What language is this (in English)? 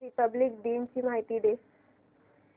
Marathi